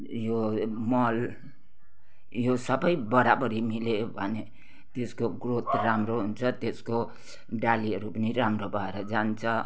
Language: Nepali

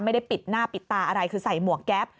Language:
Thai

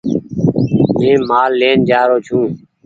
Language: Goaria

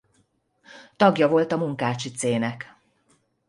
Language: Hungarian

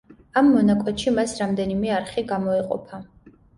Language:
Georgian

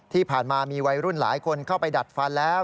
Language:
Thai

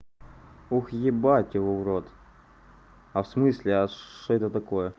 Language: Russian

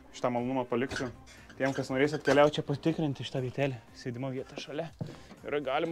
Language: Lithuanian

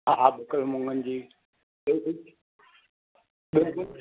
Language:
Sindhi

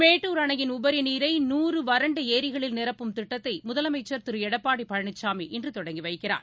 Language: Tamil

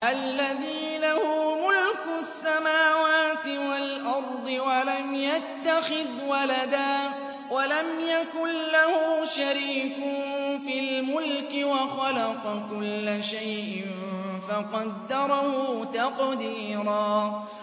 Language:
Arabic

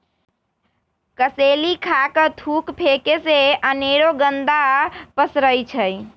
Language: Magahi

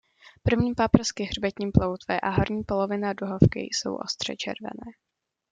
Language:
Czech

